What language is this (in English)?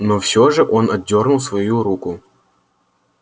Russian